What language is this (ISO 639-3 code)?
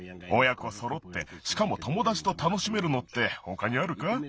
jpn